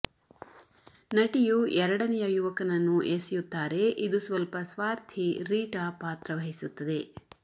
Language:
Kannada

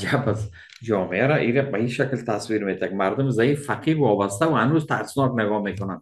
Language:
Persian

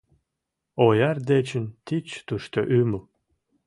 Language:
Mari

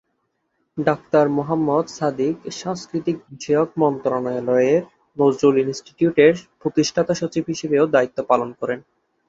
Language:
Bangla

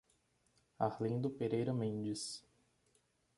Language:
Portuguese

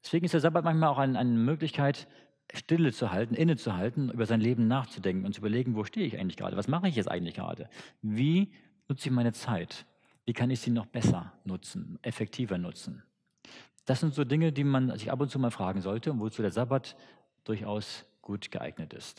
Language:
German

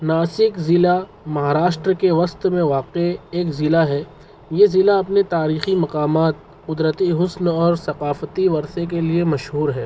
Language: Urdu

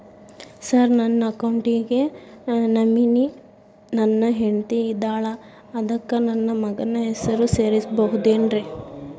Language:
Kannada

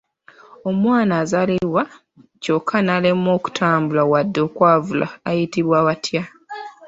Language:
Ganda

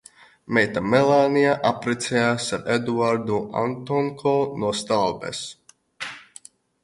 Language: Latvian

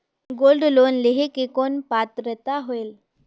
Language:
Chhattisgarhi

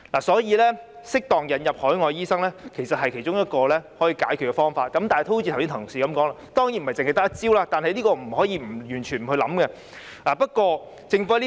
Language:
Cantonese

